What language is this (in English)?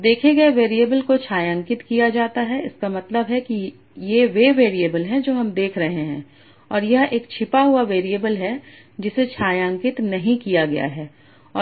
Hindi